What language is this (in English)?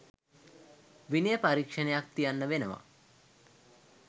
Sinhala